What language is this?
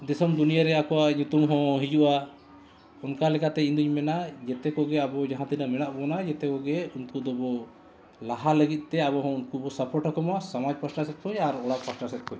Santali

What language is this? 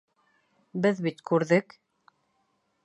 Bashkir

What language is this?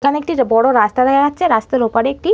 Bangla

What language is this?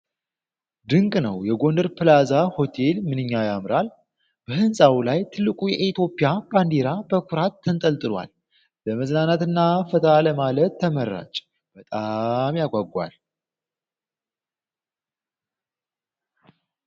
Amharic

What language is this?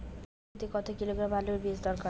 Bangla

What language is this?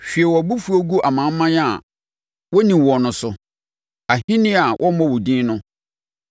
Akan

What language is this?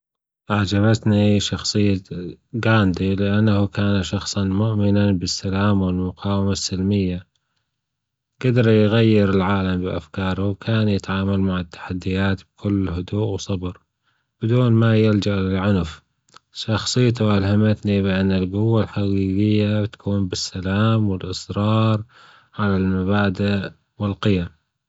Gulf Arabic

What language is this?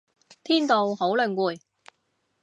Cantonese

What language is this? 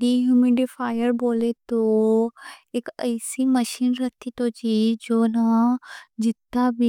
Deccan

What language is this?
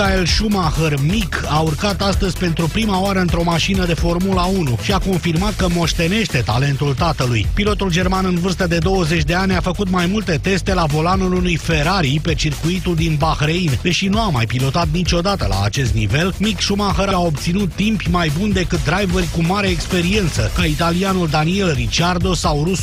Romanian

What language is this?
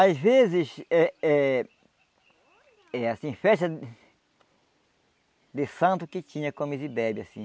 Portuguese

